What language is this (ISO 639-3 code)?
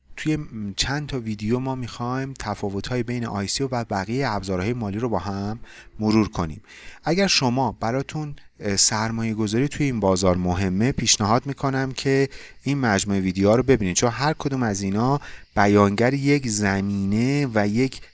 fas